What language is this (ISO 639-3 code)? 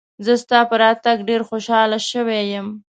pus